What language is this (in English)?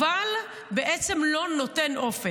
Hebrew